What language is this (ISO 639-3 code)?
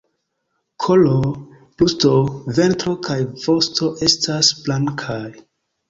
epo